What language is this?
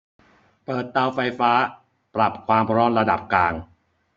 Thai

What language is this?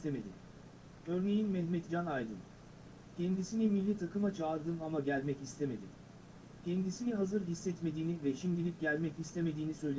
Turkish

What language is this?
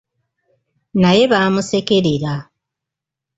Ganda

